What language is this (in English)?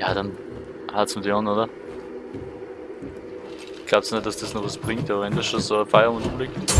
German